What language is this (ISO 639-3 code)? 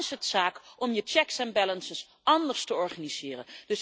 nld